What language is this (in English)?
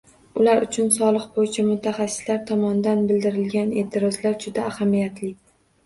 Uzbek